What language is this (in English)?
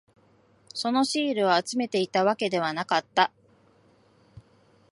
Japanese